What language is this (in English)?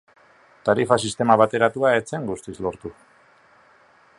Basque